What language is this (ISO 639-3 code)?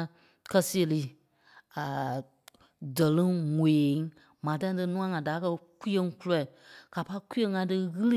kpe